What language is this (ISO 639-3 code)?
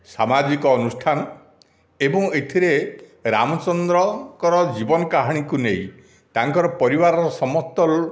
ori